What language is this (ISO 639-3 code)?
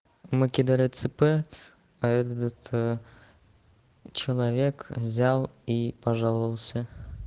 rus